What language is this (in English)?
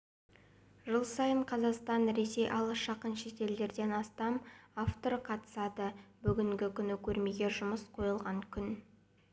Kazakh